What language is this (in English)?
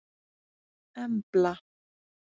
Icelandic